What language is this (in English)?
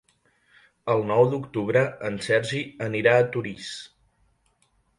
Catalan